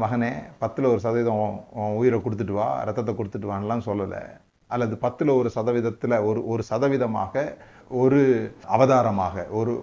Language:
Tamil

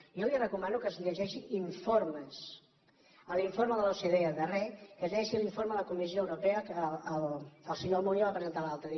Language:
Catalan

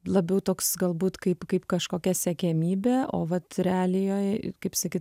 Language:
Lithuanian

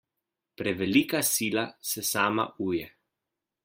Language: Slovenian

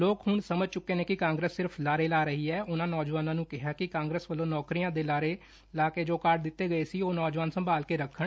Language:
Punjabi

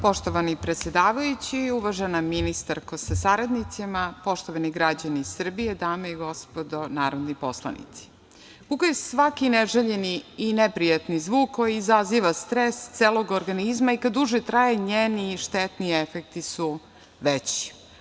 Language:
Serbian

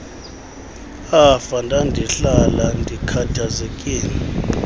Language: Xhosa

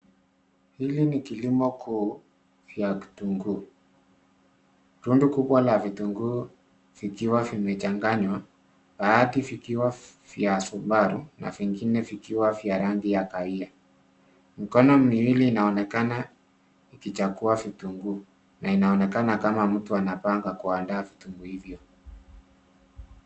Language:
Swahili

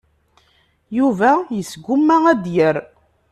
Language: Kabyle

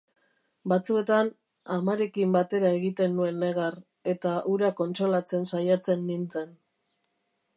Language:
Basque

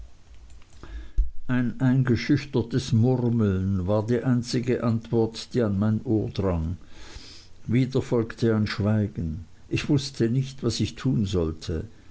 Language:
German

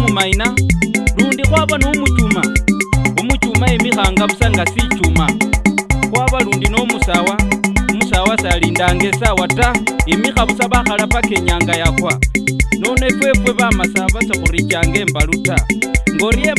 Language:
Spanish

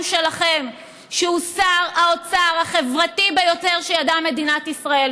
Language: Hebrew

